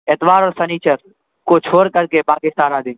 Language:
Urdu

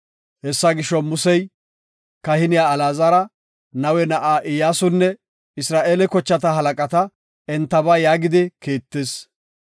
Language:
Gofa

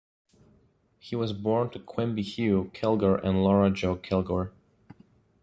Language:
English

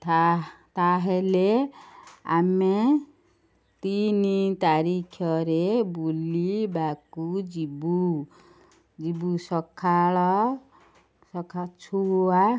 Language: Odia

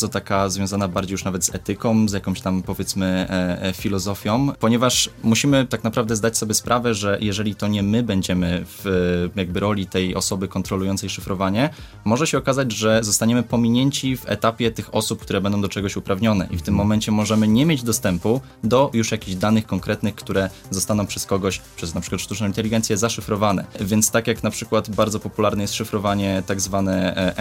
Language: Polish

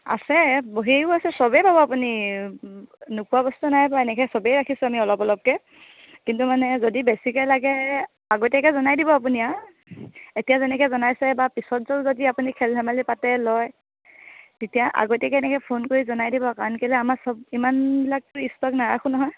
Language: Assamese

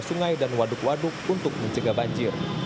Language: Indonesian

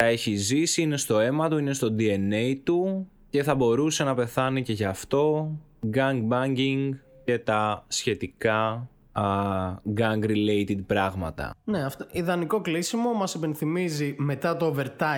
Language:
Greek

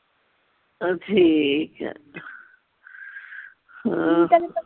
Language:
Punjabi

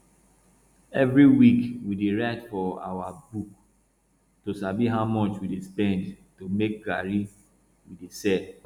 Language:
Nigerian Pidgin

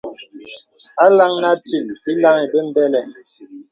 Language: Bebele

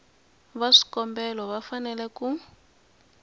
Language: Tsonga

